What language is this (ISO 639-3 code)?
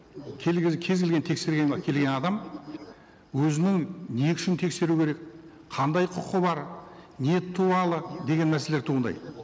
kaz